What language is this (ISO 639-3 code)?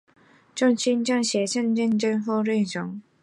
zho